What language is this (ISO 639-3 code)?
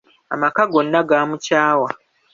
lug